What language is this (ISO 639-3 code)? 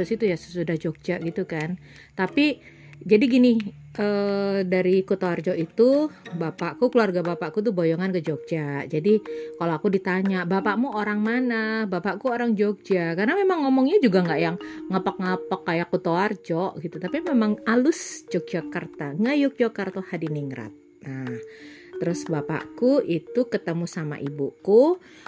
ind